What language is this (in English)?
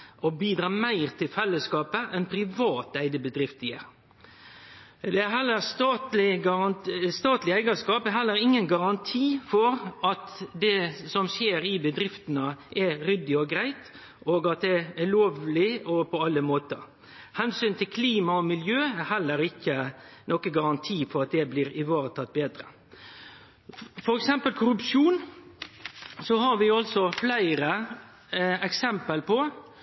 Norwegian Nynorsk